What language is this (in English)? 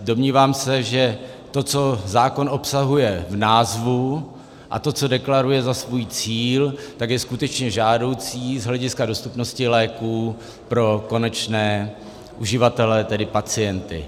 Czech